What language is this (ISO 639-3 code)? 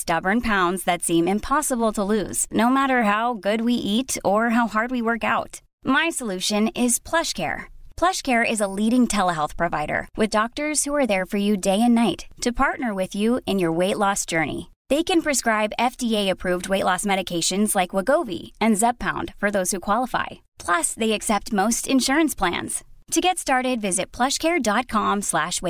fas